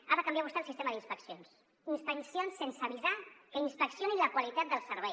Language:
Catalan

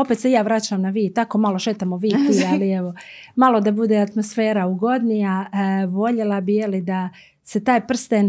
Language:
Croatian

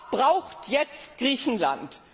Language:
German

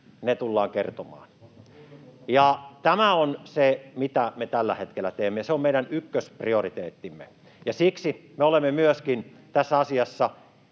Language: Finnish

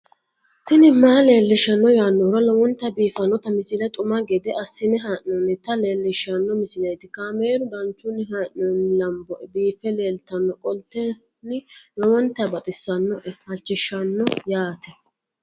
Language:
Sidamo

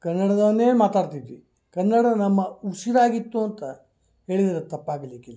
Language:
Kannada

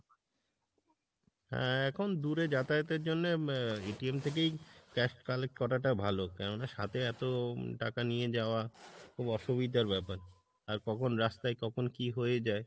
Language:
Bangla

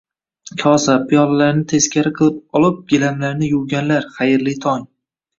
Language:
Uzbek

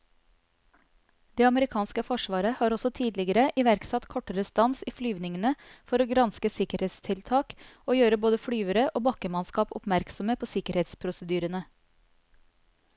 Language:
Norwegian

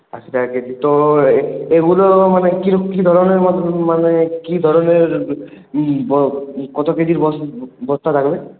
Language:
Bangla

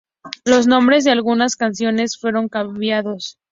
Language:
Spanish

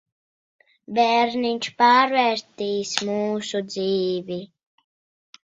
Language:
Latvian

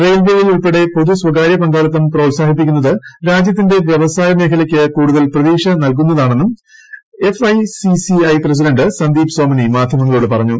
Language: Malayalam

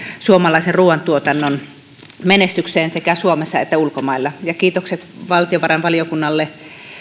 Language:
Finnish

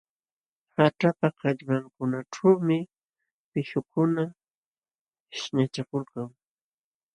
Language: Jauja Wanca Quechua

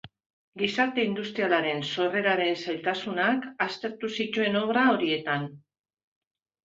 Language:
Basque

